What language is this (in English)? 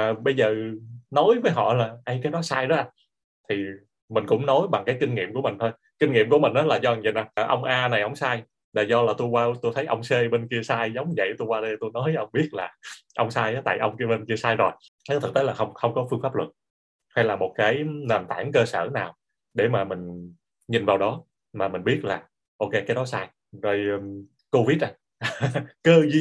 Vietnamese